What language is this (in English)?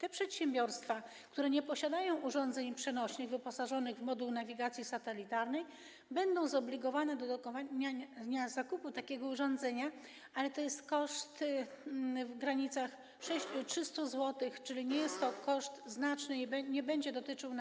Polish